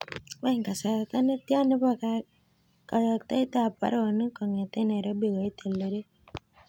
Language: Kalenjin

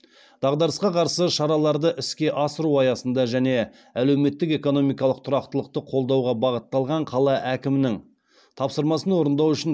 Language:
Kazakh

